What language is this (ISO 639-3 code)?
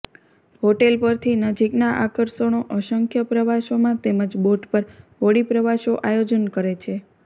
guj